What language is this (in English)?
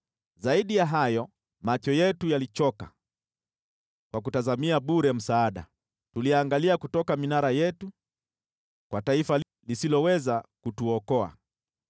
Swahili